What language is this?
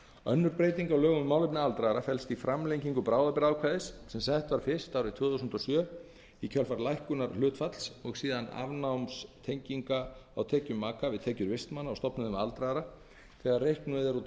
Icelandic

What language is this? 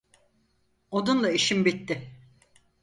Turkish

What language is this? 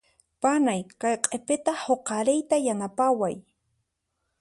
Puno Quechua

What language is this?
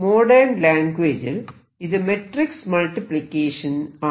Malayalam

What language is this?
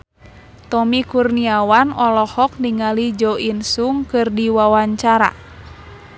Sundanese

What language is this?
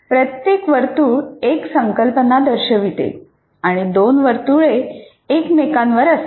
Marathi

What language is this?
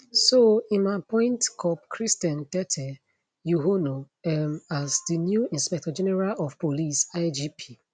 Nigerian Pidgin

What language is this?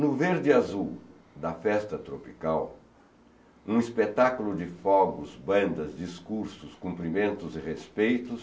Portuguese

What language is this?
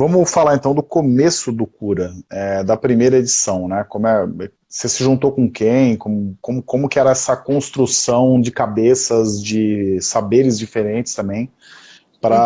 Portuguese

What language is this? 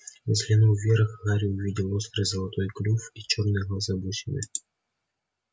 Russian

